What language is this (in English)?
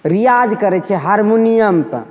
Maithili